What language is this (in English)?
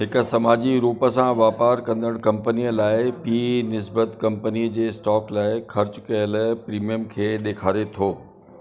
Sindhi